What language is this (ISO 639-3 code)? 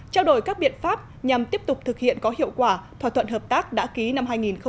vie